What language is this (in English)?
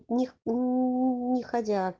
Russian